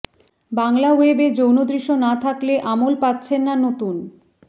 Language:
Bangla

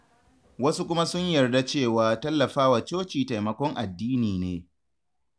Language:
Hausa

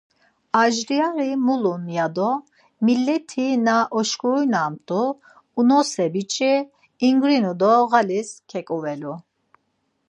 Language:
Laz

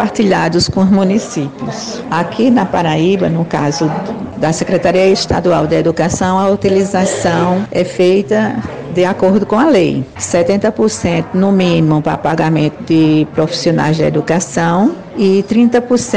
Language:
Portuguese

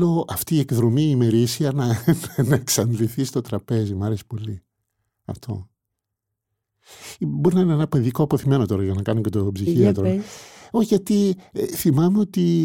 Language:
Greek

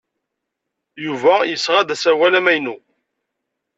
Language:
Kabyle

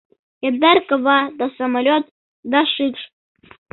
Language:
Mari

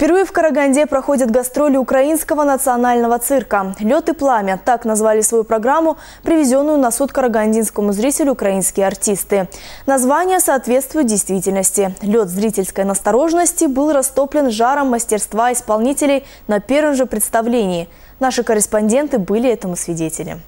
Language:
Russian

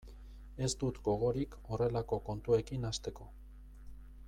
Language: Basque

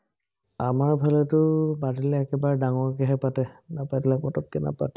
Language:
Assamese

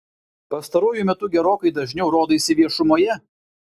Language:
Lithuanian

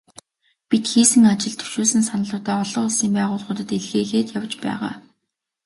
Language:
Mongolian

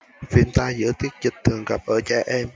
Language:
Vietnamese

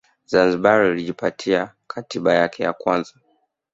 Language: Swahili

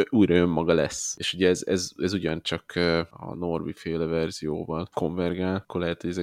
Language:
Hungarian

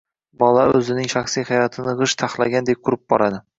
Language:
Uzbek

